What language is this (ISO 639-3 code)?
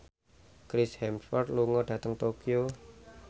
jav